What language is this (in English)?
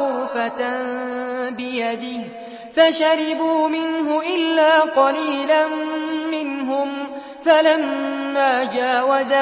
Arabic